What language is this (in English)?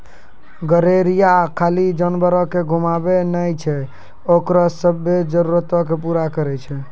Maithili